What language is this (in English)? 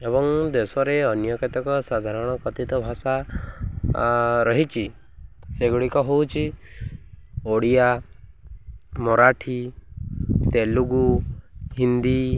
Odia